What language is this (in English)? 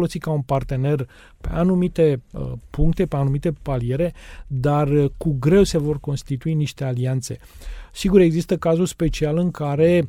Romanian